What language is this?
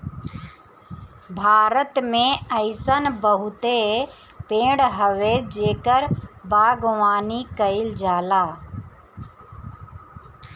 Bhojpuri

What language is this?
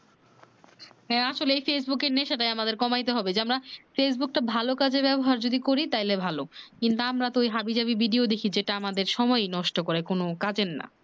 Bangla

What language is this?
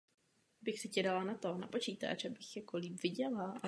Czech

